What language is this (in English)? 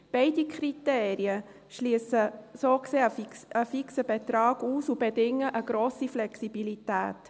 Swiss German